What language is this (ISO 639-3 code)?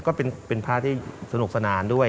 tha